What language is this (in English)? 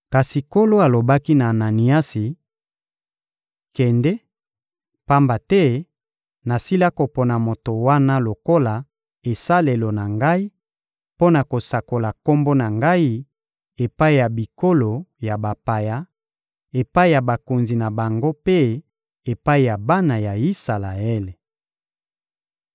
Lingala